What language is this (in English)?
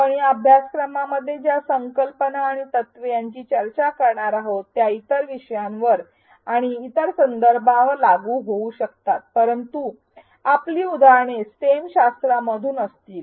Marathi